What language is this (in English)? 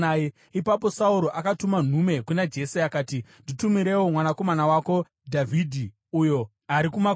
Shona